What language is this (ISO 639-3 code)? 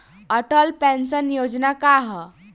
bho